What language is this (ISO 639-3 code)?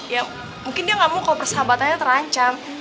ind